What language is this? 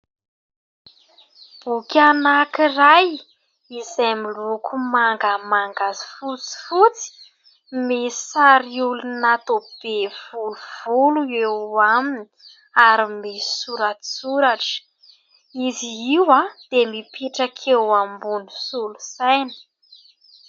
Malagasy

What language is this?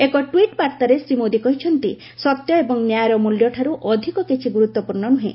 Odia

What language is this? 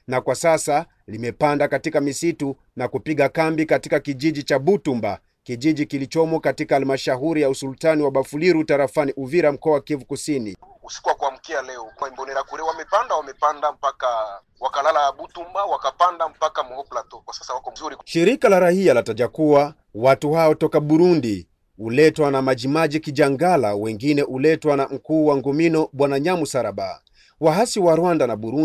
Swahili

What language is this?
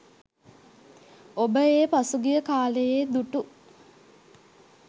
Sinhala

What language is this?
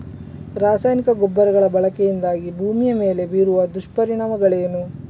Kannada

